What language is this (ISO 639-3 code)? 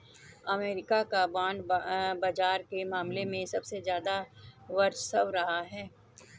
hin